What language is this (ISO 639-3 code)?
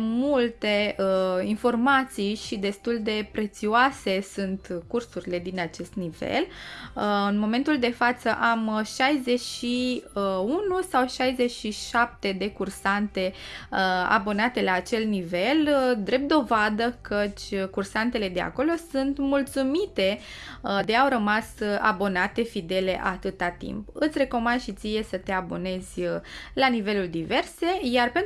ron